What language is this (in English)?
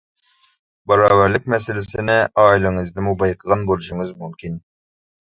Uyghur